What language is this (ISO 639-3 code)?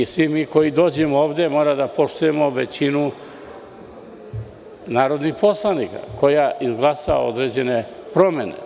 srp